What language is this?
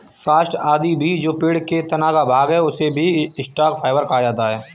Hindi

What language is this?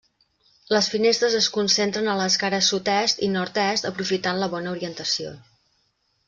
Catalan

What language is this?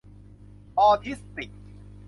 Thai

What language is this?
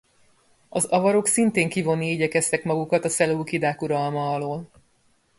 Hungarian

